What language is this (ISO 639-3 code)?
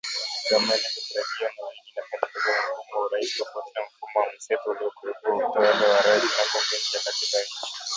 swa